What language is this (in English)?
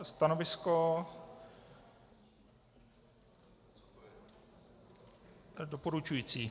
Czech